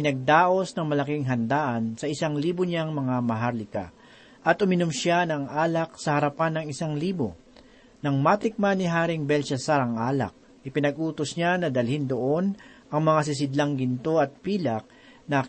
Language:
Filipino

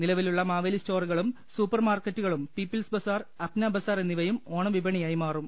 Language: Malayalam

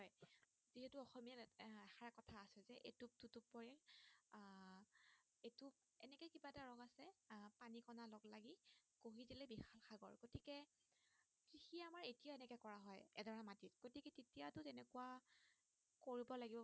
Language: Assamese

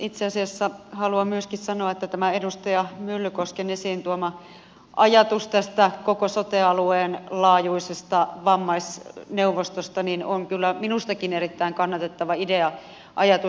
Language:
Finnish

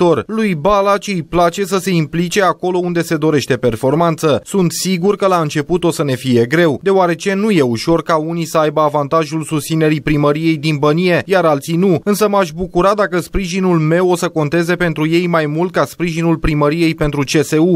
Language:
Romanian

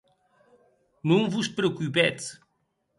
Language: Occitan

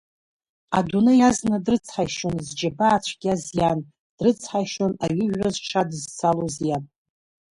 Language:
Abkhazian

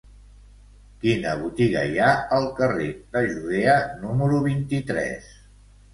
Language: Catalan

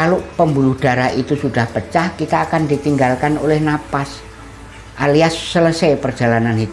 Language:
Indonesian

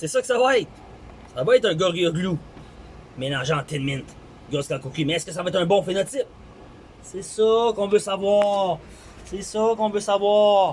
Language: French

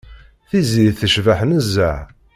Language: Kabyle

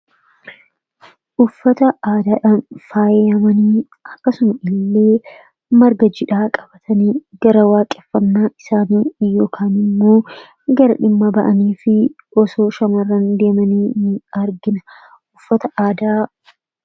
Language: Oromo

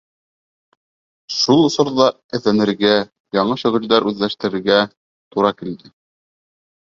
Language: Bashkir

